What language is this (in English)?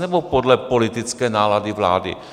Czech